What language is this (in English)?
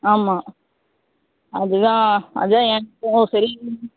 Tamil